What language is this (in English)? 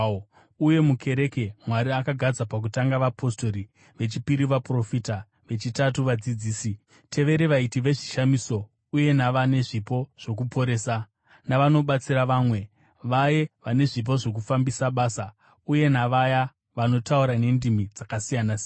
Shona